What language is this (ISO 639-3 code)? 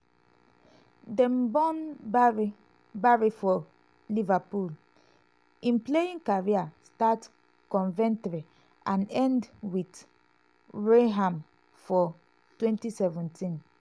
pcm